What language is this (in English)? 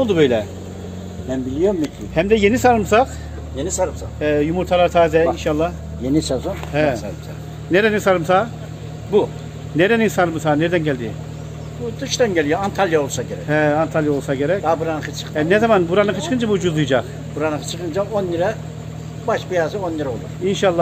Turkish